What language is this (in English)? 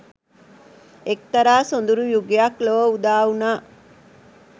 Sinhala